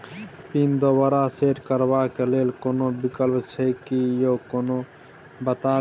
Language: Maithili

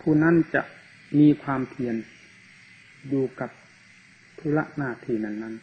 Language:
Thai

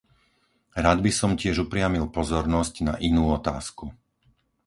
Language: Slovak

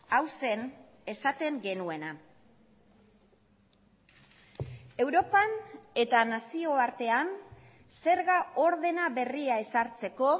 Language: Basque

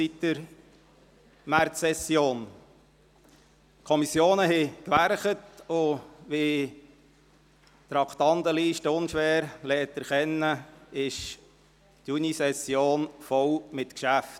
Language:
Swiss German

